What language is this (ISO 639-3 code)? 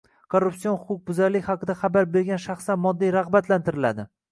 uzb